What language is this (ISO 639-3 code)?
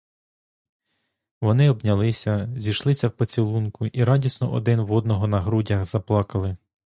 ukr